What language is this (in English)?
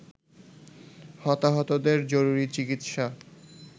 Bangla